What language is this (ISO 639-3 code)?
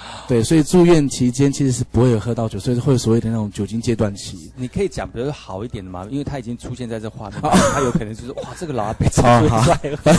zho